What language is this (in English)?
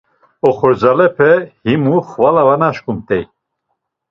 Laz